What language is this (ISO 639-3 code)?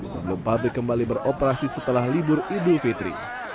ind